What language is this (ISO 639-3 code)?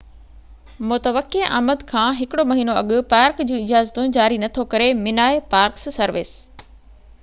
snd